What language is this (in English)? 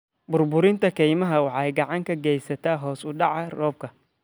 Somali